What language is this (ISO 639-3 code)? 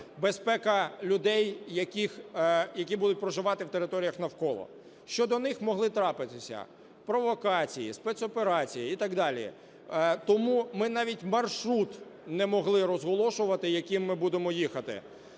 ukr